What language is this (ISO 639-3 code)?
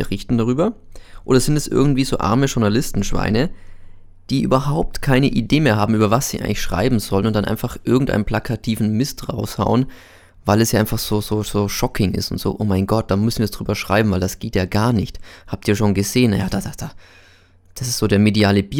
deu